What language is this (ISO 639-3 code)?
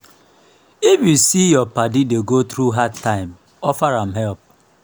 pcm